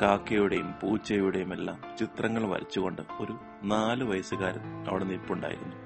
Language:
Malayalam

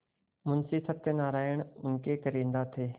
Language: Hindi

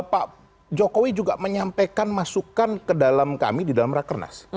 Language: Indonesian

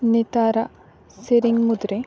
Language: Santali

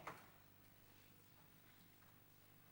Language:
Hebrew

